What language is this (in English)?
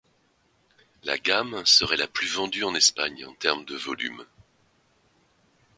French